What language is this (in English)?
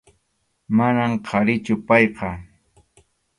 Arequipa-La Unión Quechua